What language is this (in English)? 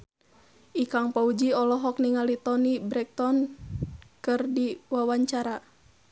Sundanese